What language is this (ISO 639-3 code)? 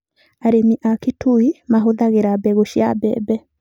kik